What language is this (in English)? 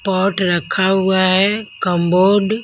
Hindi